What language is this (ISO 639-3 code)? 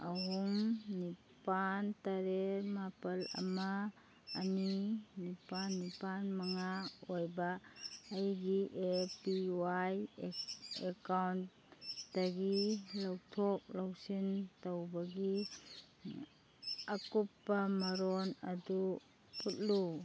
mni